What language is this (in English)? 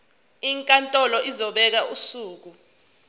Zulu